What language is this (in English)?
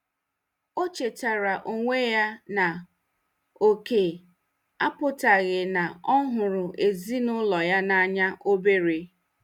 Igbo